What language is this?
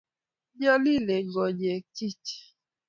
Kalenjin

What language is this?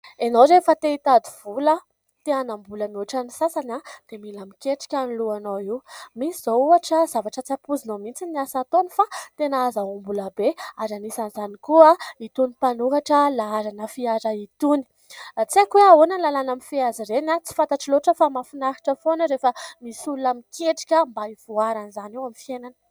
Malagasy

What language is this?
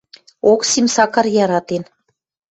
Western Mari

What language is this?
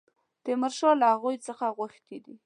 Pashto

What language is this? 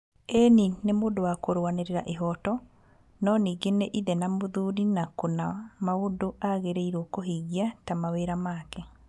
Kikuyu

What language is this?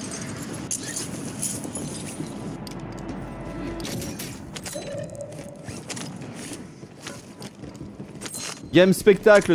French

